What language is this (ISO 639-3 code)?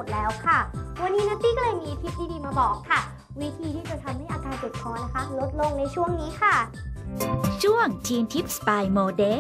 tha